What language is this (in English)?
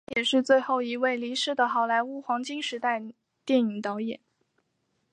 Chinese